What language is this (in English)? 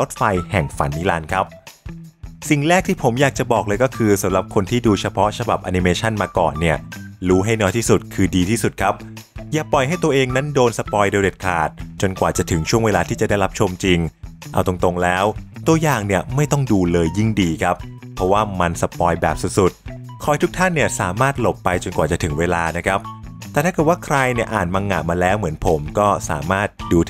Thai